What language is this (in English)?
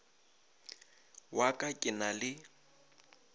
Northern Sotho